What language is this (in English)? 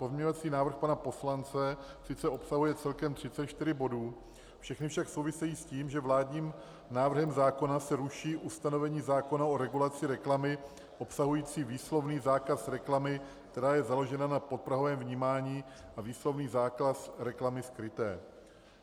Czech